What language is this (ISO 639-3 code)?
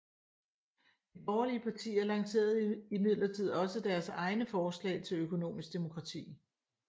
dan